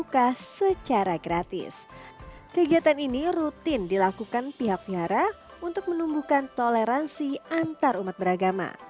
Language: Indonesian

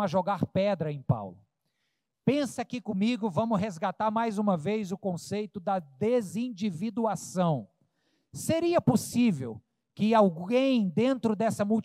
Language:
Portuguese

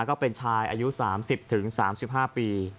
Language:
Thai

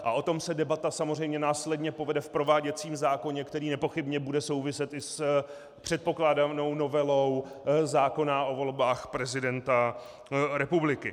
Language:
Czech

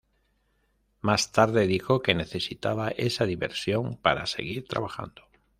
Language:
Spanish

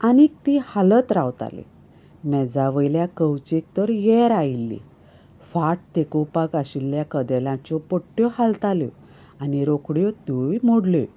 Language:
Konkani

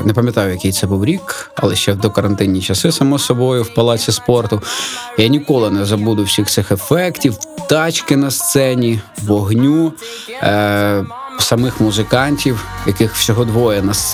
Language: Ukrainian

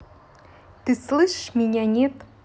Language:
Russian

